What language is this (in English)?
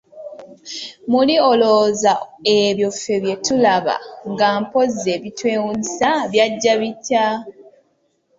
Ganda